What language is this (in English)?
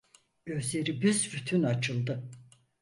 Turkish